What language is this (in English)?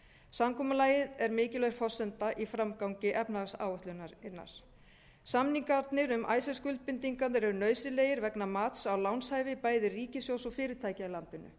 Icelandic